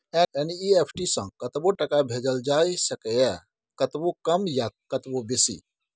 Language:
Maithili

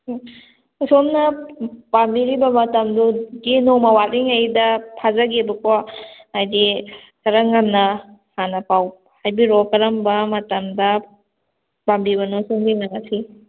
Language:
Manipuri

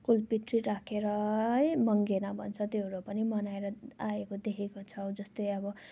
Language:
Nepali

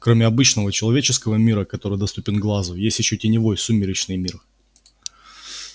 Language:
Russian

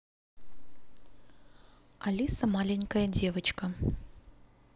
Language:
Russian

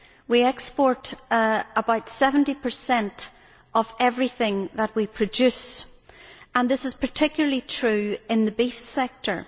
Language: English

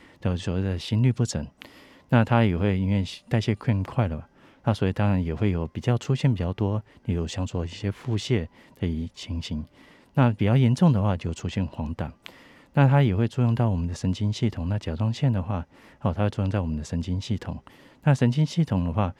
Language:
Chinese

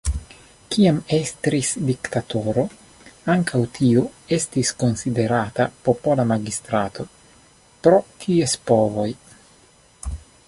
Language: Esperanto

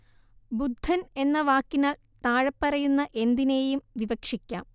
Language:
Malayalam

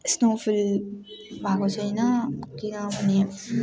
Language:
Nepali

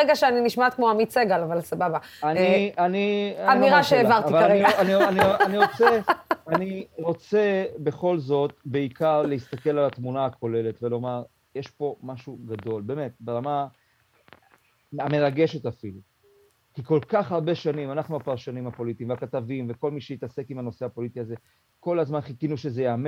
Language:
Hebrew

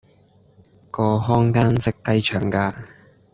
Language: Cantonese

